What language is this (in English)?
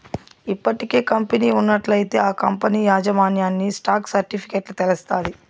Telugu